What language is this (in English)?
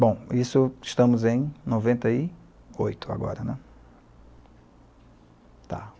Portuguese